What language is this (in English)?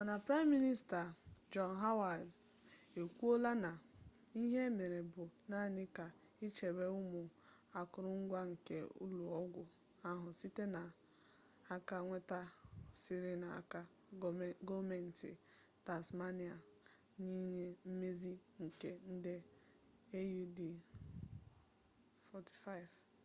Igbo